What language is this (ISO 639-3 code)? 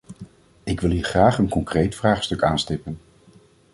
nld